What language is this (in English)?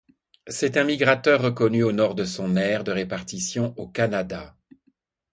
French